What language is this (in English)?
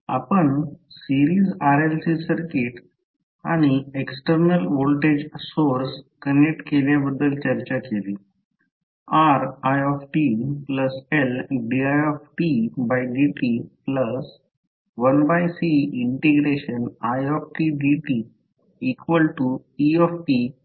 Marathi